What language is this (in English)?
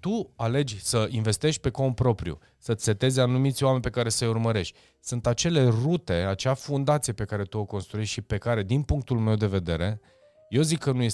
Romanian